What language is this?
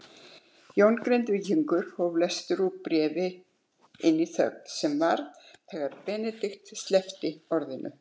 Icelandic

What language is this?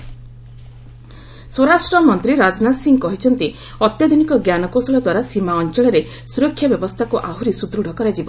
Odia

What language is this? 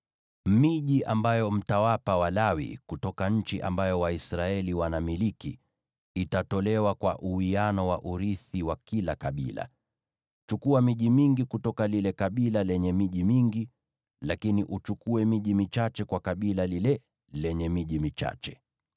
Swahili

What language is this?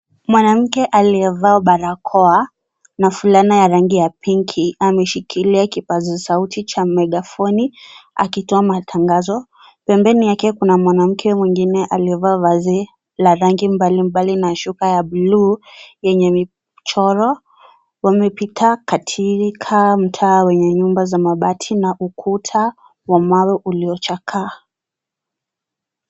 Swahili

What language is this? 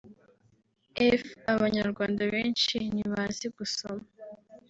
Kinyarwanda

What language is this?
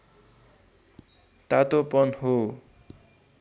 Nepali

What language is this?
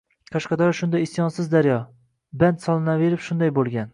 Uzbek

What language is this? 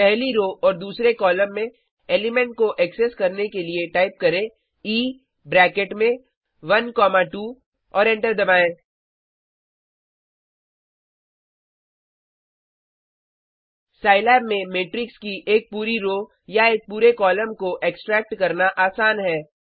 Hindi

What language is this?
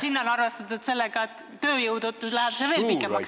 Estonian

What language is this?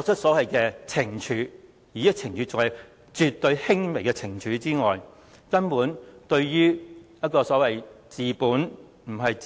Cantonese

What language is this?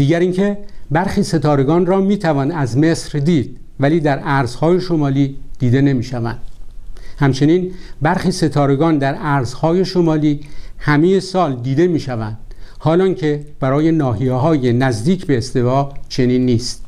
Persian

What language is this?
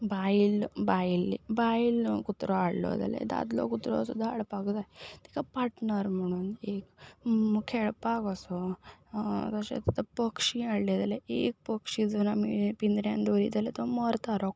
Konkani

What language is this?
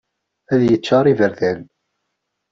Kabyle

